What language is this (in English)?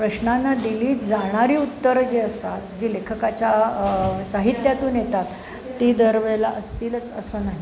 Marathi